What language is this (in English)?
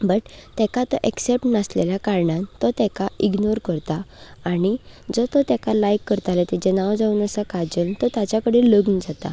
Konkani